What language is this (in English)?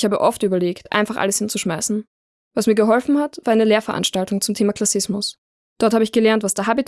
German